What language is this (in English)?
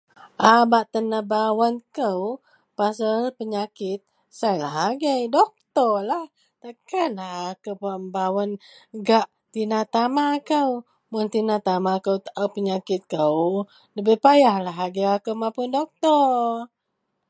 Central Melanau